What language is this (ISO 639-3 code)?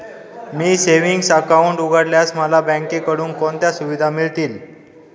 mar